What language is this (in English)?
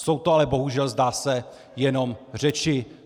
Czech